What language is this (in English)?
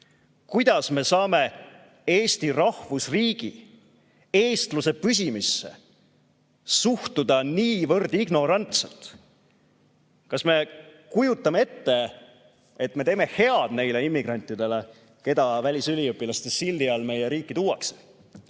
Estonian